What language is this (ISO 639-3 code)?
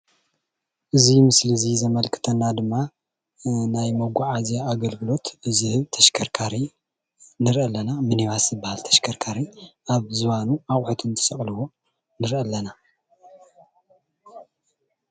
tir